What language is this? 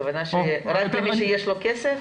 Hebrew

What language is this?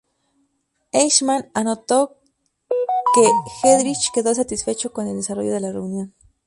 Spanish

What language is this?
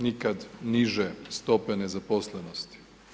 Croatian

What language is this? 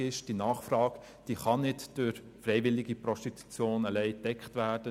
Swiss German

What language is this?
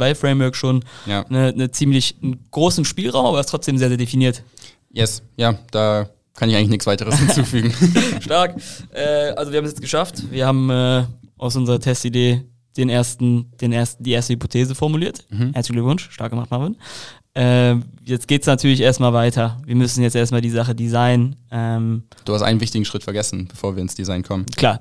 German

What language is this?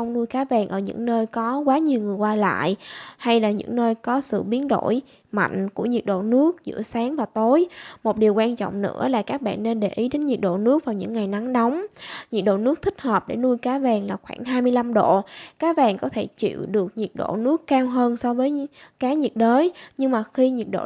Vietnamese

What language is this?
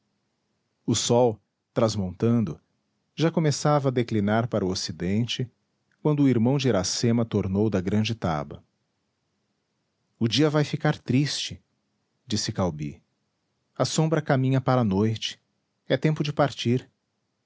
Portuguese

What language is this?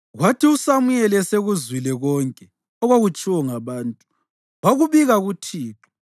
North Ndebele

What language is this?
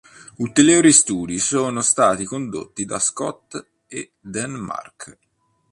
Italian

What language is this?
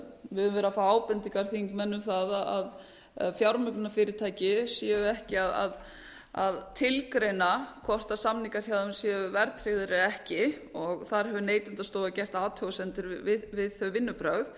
Icelandic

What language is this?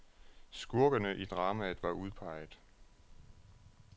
Danish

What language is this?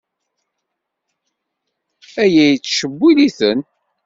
Kabyle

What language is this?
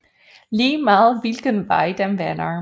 Danish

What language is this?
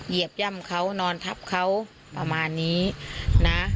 Thai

